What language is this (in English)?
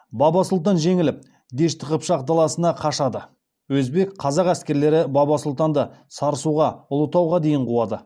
Kazakh